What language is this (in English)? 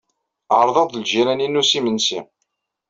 Kabyle